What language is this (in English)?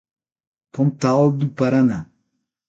Portuguese